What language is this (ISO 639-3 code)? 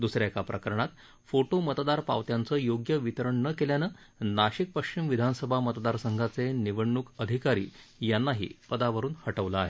mar